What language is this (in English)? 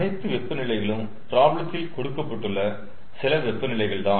Tamil